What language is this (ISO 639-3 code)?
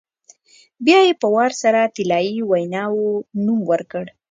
pus